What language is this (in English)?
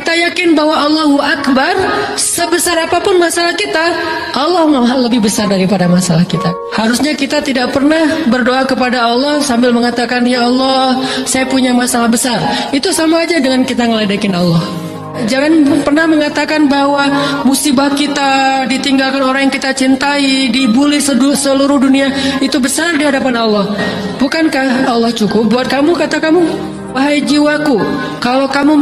Indonesian